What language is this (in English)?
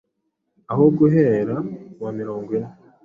Kinyarwanda